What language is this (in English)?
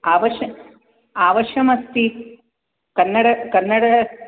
Sanskrit